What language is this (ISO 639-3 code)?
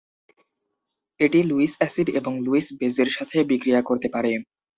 ben